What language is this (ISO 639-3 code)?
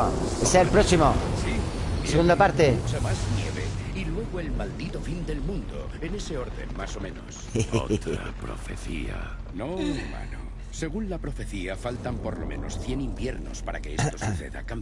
spa